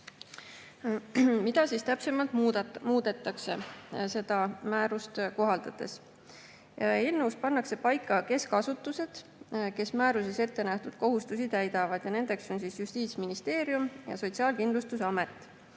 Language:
Estonian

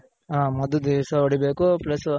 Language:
Kannada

